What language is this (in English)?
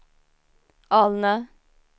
Swedish